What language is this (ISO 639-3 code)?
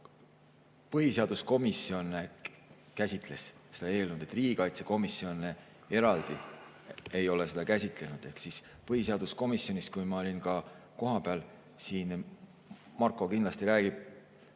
est